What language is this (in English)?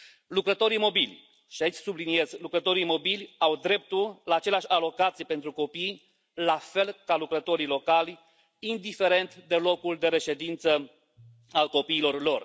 Romanian